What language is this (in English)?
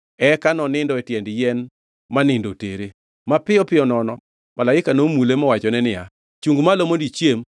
Luo (Kenya and Tanzania)